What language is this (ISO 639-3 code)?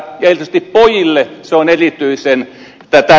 fin